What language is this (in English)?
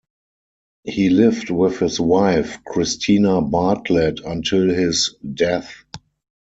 English